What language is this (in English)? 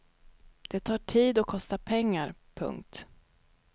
Swedish